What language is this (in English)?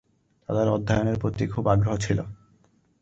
Bangla